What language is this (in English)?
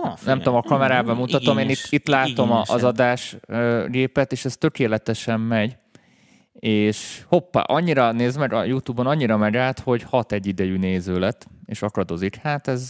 Hungarian